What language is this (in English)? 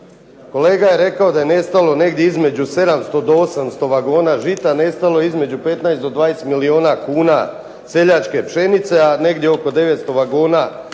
Croatian